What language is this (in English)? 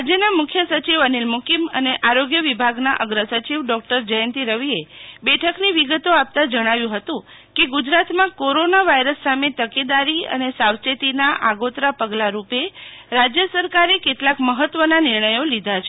Gujarati